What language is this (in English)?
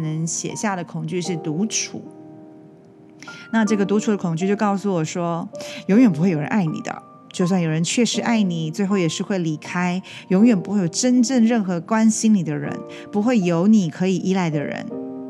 Chinese